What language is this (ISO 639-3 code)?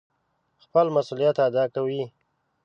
pus